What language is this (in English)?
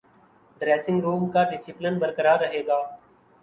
Urdu